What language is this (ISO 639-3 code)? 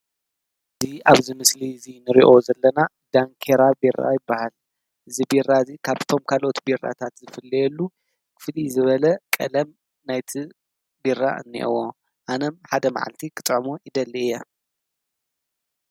tir